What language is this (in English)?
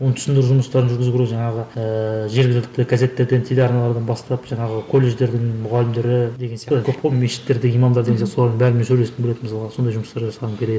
Kazakh